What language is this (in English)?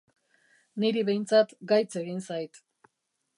Basque